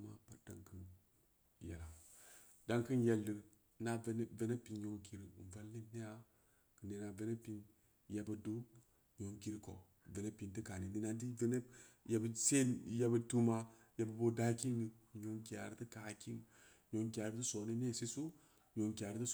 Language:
Samba Leko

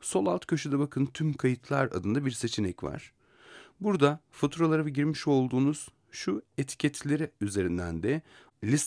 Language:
Turkish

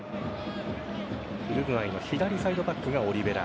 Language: Japanese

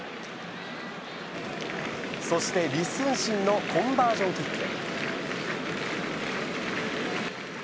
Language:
Japanese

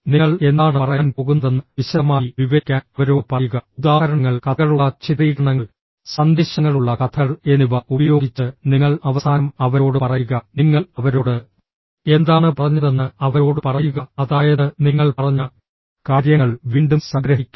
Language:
Malayalam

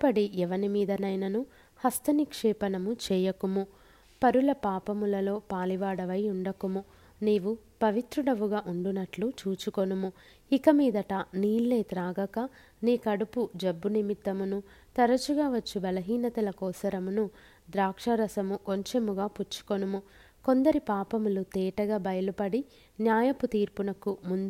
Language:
Telugu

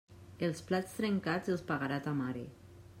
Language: Catalan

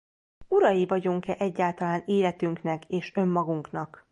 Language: Hungarian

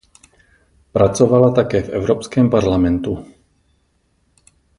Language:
Czech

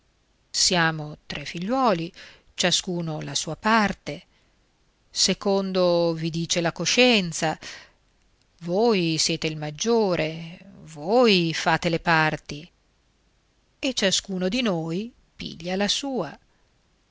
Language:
Italian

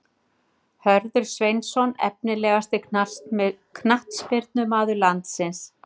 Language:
Icelandic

